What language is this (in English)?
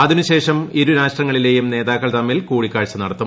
Malayalam